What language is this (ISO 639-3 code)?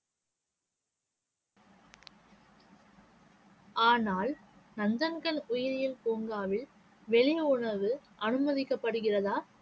tam